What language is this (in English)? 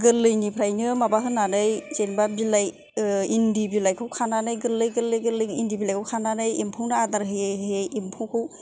Bodo